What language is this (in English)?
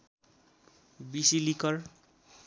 Nepali